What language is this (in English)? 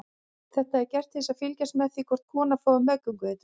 Icelandic